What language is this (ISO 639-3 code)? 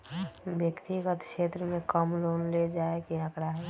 mag